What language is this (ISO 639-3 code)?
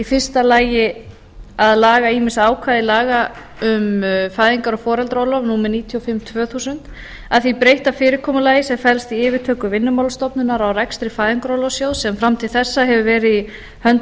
isl